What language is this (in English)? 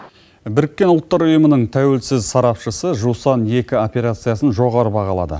Kazakh